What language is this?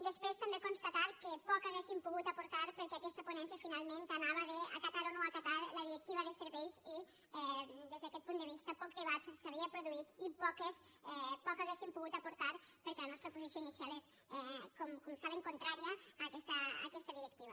Catalan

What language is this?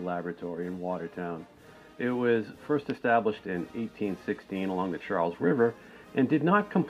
English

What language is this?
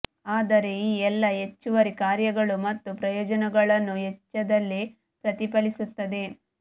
Kannada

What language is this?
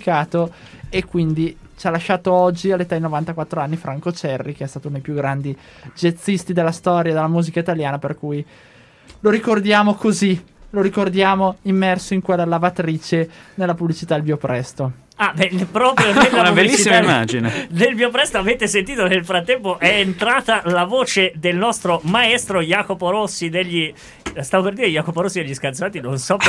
Italian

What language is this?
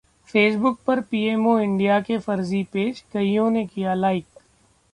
Hindi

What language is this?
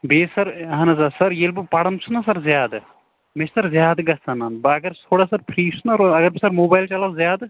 Kashmiri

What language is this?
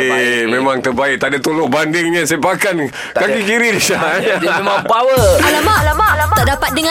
Malay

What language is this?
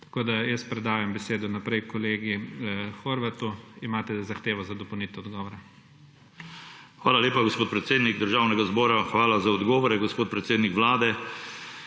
Slovenian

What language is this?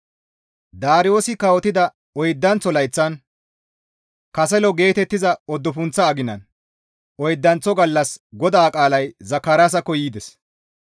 Gamo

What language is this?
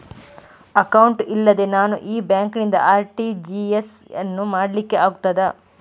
Kannada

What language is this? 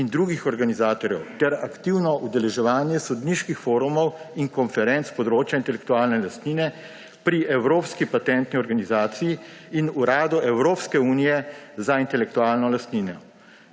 Slovenian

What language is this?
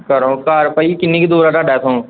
Punjabi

